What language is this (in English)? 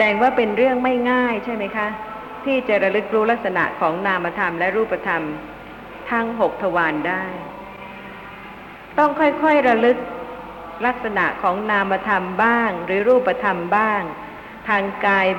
Thai